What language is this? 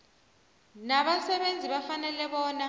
South Ndebele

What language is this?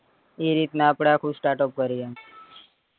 Gujarati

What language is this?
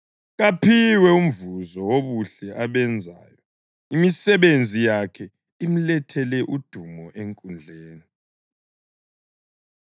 North Ndebele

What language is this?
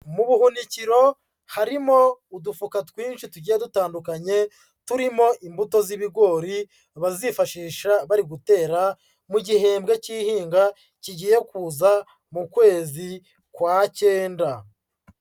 Kinyarwanda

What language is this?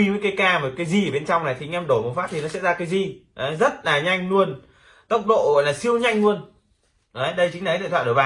Vietnamese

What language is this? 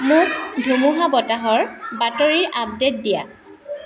Assamese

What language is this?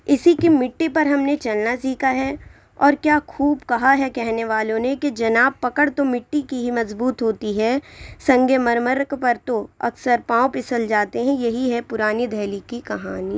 Urdu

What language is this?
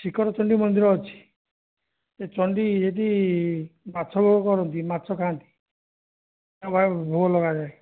Odia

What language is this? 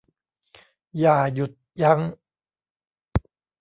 Thai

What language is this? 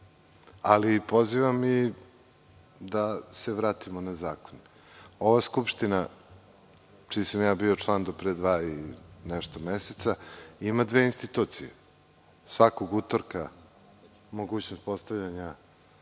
Serbian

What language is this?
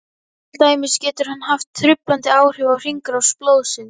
Icelandic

